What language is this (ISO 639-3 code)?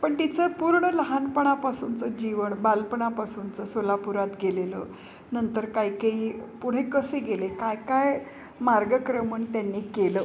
mar